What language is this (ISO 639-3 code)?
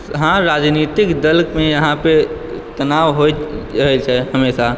mai